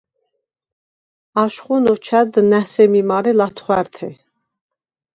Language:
Svan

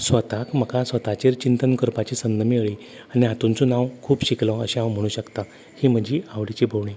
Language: Konkani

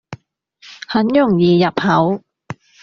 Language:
Cantonese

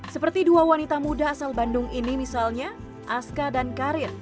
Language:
Indonesian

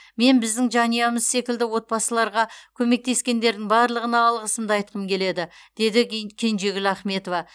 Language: Kazakh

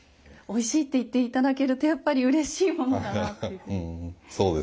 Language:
Japanese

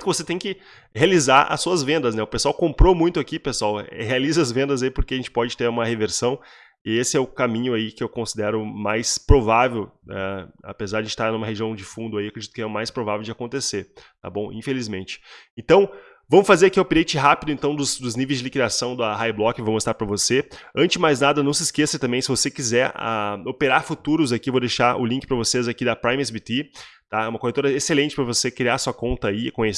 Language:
Portuguese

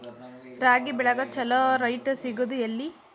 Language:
Kannada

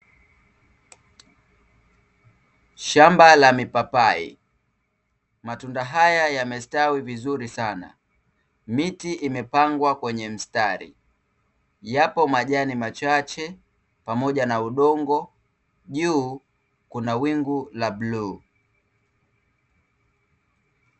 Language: Swahili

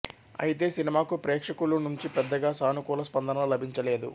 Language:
Telugu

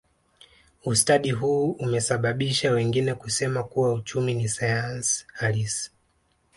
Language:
Swahili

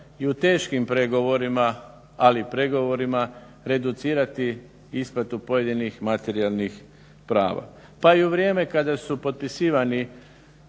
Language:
Croatian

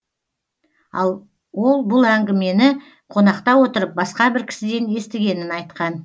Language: Kazakh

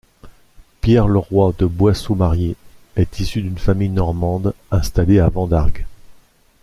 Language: French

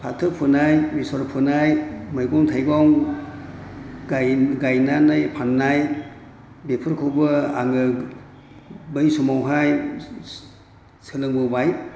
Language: Bodo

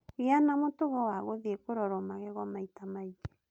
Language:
Kikuyu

